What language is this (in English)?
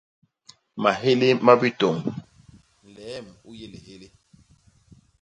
Basaa